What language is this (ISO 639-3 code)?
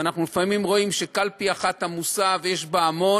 heb